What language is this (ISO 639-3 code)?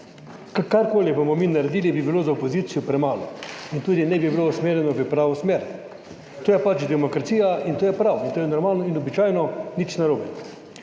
slv